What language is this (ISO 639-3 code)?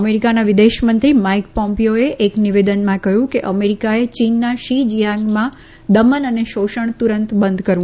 guj